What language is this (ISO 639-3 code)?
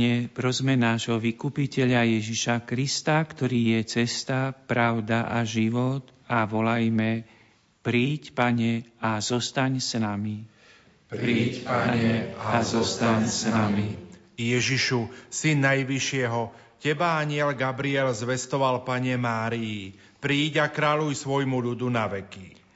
slk